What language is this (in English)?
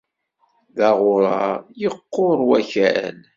Kabyle